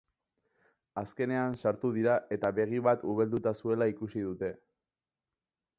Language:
Basque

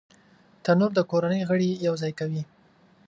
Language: Pashto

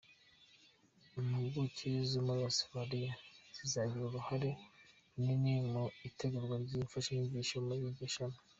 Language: Kinyarwanda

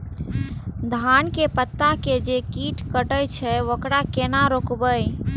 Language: Maithili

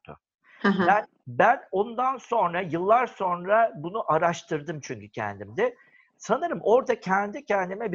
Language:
Turkish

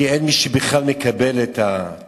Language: Hebrew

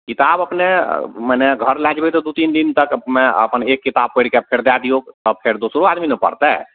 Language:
Maithili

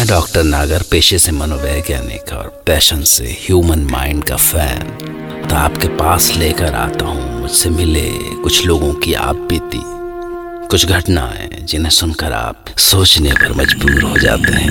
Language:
Hindi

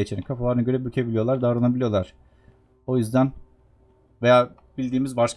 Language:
Turkish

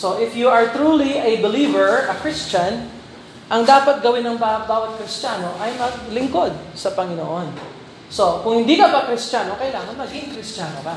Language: Filipino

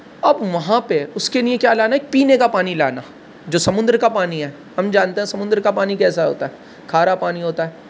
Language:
Urdu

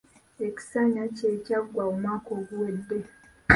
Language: Ganda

